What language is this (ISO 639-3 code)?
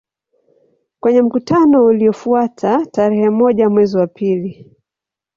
swa